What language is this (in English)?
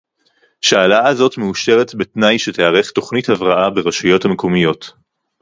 Hebrew